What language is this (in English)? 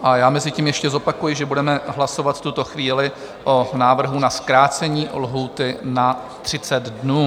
Czech